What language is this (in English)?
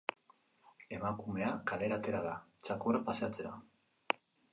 Basque